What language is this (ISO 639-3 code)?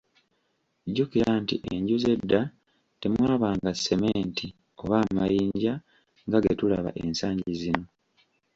lug